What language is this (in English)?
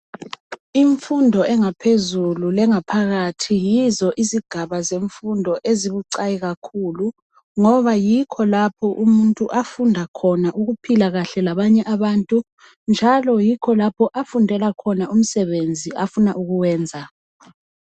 North Ndebele